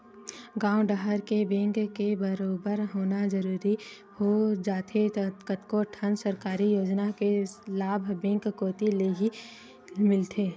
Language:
Chhattisgarhi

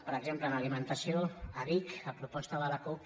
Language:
Catalan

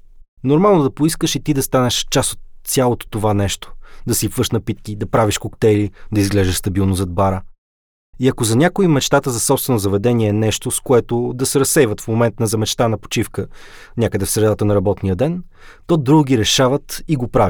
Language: Bulgarian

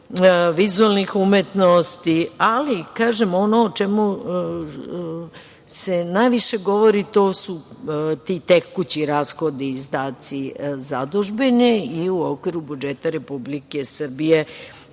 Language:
Serbian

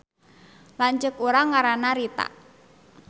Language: Sundanese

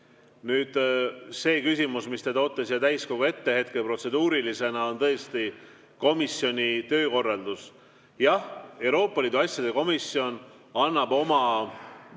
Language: Estonian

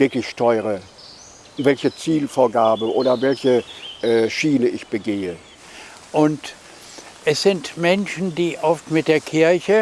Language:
German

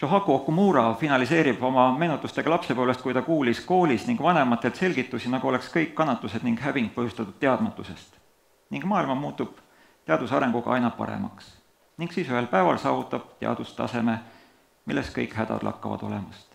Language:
Dutch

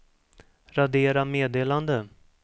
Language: Swedish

